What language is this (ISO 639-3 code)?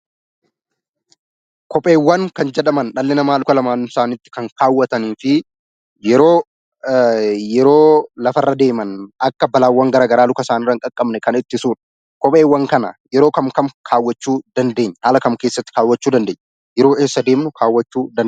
orm